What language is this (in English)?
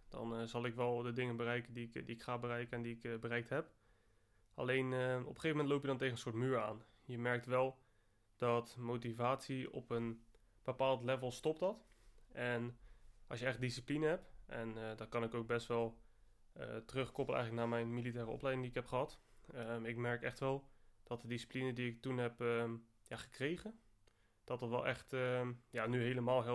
Dutch